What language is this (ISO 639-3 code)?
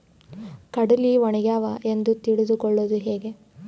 kan